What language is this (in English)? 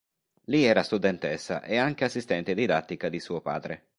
Italian